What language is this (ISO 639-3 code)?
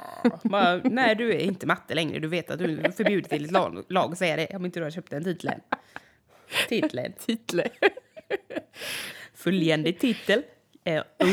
swe